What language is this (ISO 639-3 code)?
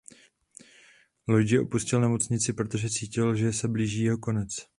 ces